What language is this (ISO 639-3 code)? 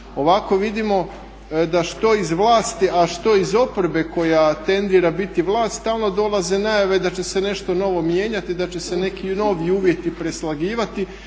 hrv